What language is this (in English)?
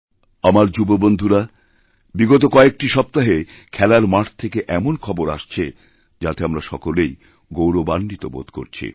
Bangla